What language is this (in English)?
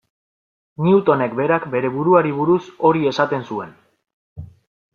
Basque